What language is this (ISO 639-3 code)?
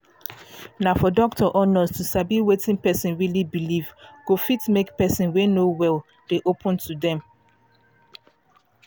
pcm